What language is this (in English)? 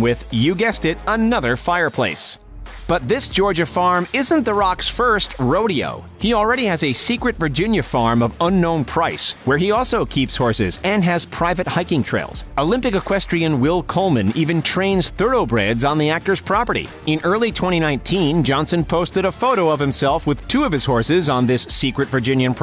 English